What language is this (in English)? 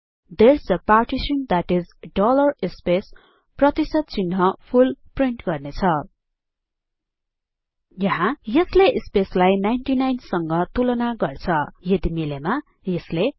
Nepali